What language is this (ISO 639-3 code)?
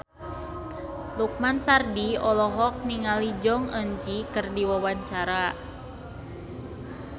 sun